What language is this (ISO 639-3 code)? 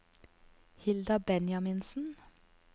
nor